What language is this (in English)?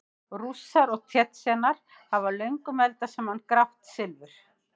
Icelandic